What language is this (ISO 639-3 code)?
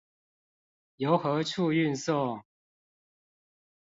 zho